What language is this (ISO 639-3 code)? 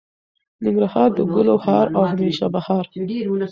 pus